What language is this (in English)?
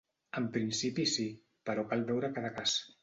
Catalan